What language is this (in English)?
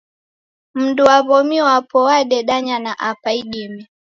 Taita